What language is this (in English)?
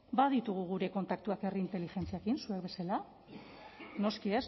Basque